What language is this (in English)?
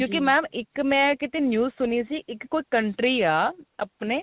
Punjabi